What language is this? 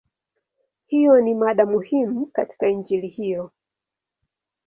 Swahili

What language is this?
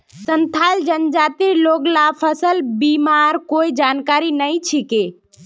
Magahi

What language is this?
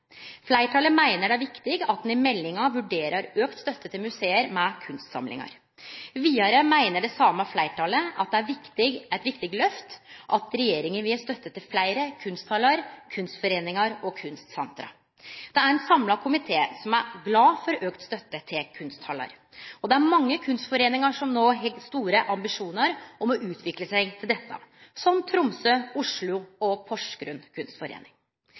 Norwegian Nynorsk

